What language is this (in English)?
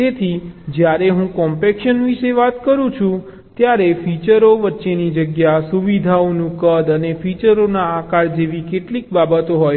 Gujarati